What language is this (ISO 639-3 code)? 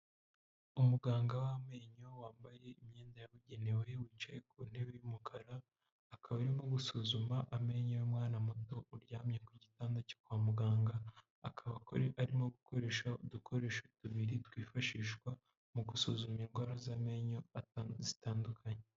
kin